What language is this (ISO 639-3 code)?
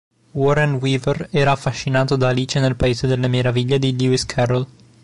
ita